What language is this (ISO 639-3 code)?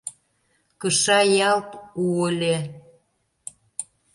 chm